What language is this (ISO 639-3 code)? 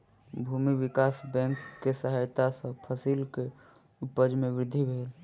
mai